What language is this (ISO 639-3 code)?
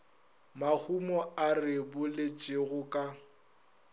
nso